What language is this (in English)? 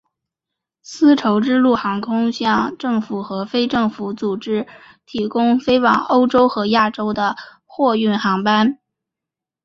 Chinese